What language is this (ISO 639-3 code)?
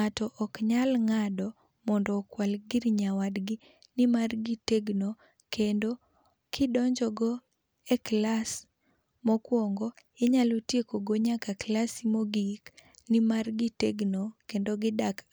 luo